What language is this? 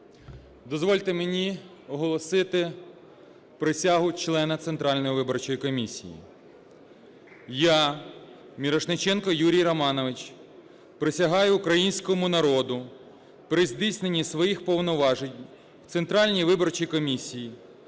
Ukrainian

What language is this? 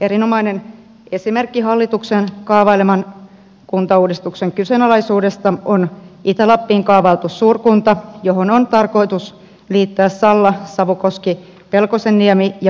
Finnish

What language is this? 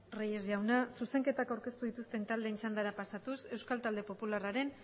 Basque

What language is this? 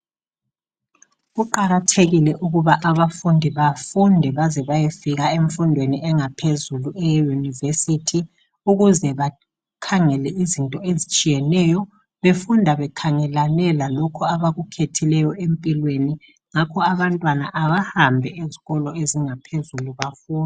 North Ndebele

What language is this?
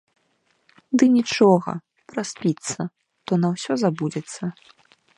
Belarusian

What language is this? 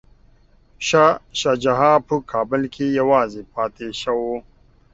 Pashto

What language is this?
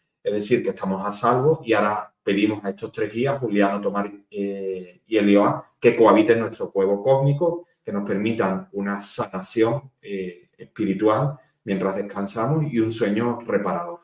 Spanish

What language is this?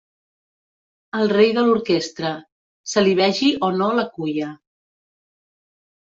Catalan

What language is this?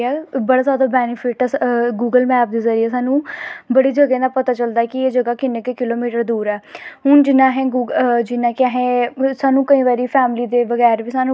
Dogri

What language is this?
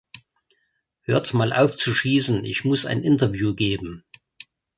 German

